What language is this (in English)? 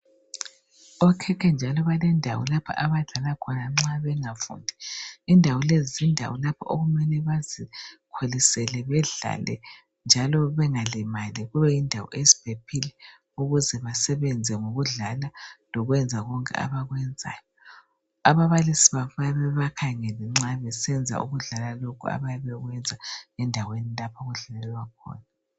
North Ndebele